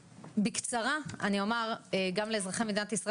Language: Hebrew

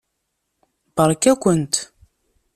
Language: Kabyle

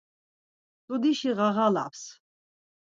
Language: Laz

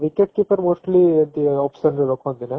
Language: Odia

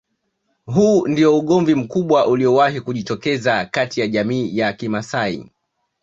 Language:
Swahili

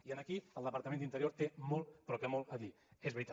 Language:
Catalan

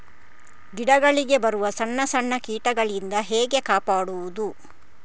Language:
Kannada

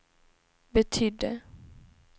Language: Swedish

